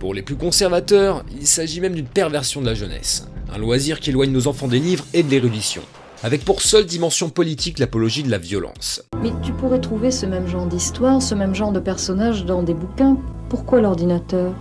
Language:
French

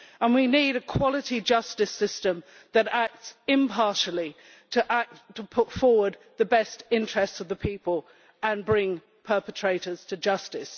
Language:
English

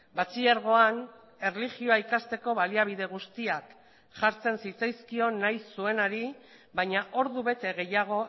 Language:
Basque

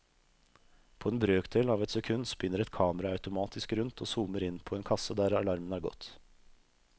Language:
Norwegian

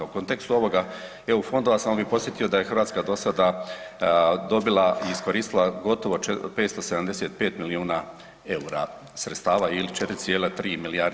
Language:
Croatian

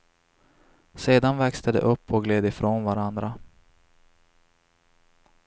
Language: Swedish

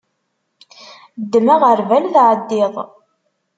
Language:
Kabyle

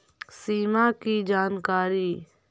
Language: Magahi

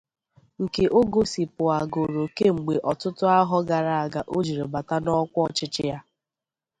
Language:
Igbo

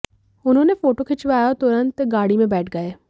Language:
Hindi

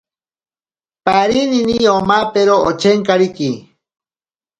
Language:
Ashéninka Perené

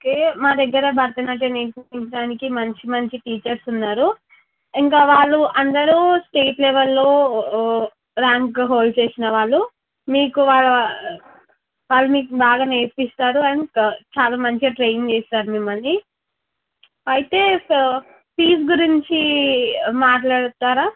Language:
Telugu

